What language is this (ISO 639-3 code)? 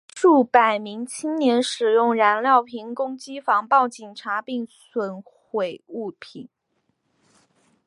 zho